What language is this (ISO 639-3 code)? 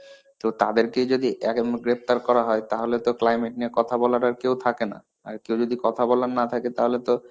ben